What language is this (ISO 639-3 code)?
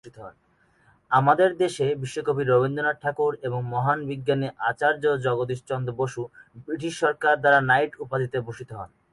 ben